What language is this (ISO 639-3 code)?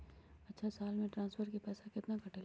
mag